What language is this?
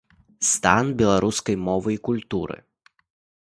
Belarusian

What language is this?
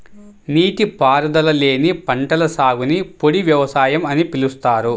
Telugu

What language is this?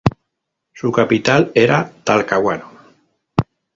Spanish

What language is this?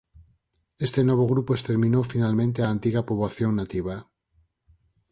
Galician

